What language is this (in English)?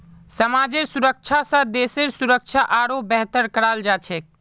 Magahi